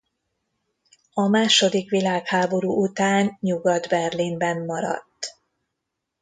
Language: Hungarian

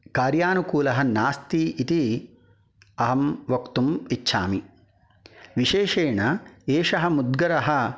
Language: Sanskrit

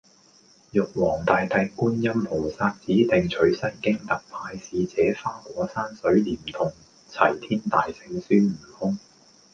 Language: Cantonese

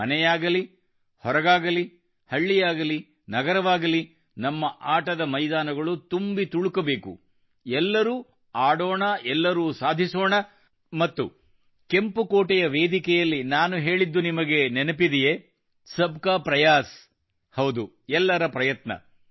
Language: Kannada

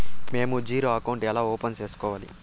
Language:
Telugu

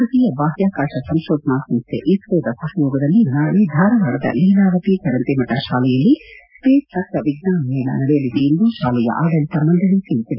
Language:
Kannada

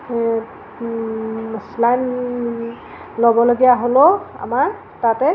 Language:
Assamese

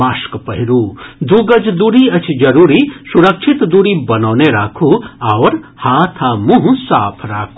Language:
Maithili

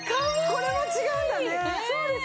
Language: Japanese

